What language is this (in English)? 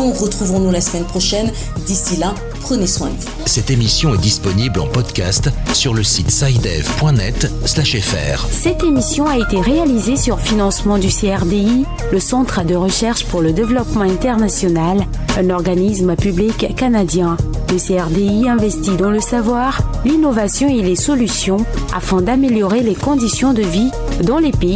French